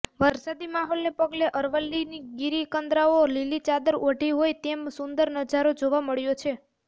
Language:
Gujarati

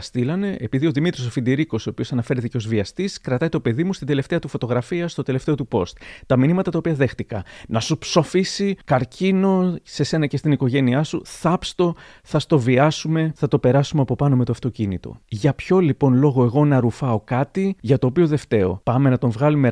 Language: Greek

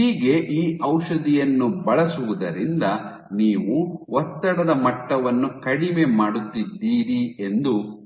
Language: Kannada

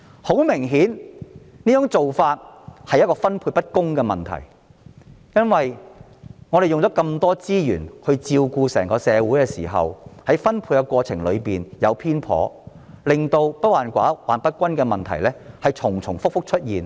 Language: Cantonese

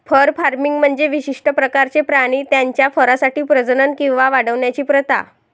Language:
Marathi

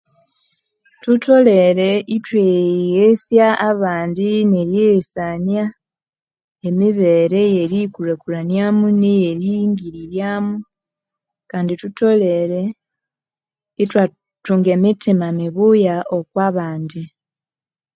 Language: Konzo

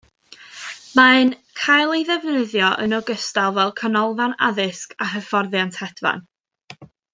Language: Welsh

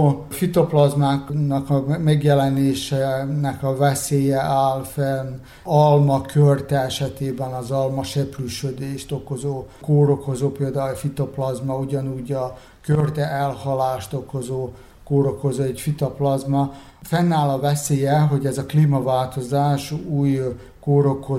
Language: Hungarian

